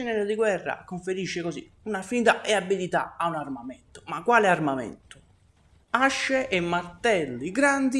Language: Italian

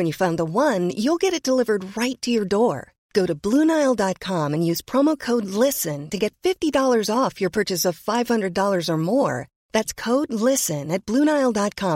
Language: Swedish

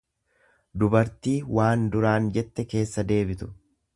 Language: Oromo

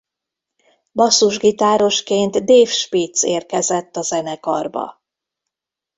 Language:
Hungarian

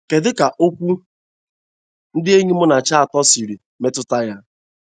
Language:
Igbo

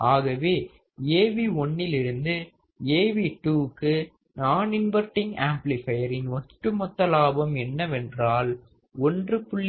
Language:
Tamil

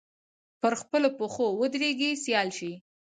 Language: Pashto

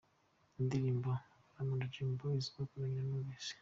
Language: Kinyarwanda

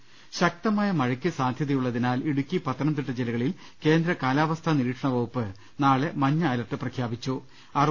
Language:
Malayalam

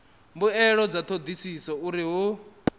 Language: Venda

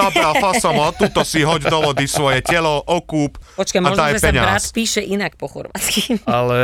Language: Slovak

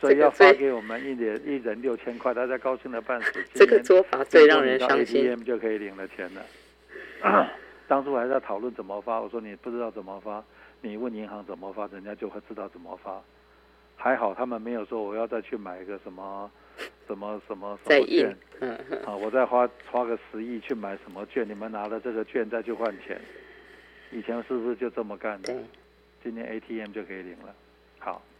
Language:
Chinese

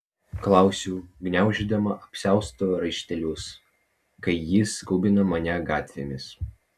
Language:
Lithuanian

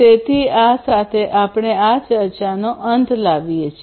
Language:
Gujarati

